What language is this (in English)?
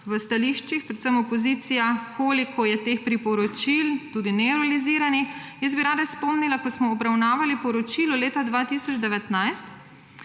Slovenian